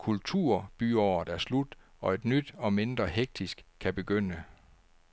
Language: Danish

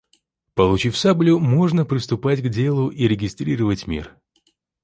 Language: Russian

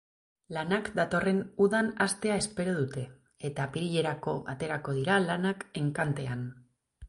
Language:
Basque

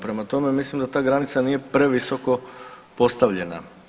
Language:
Croatian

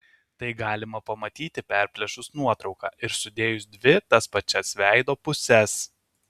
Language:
Lithuanian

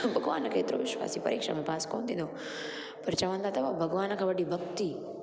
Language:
Sindhi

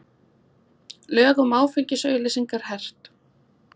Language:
Icelandic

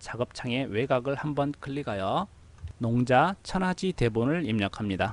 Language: Korean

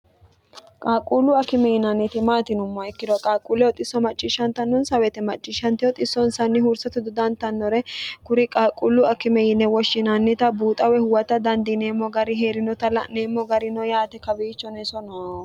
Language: Sidamo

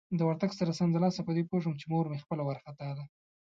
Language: Pashto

